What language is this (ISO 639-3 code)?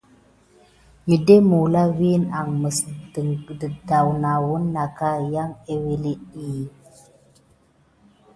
gid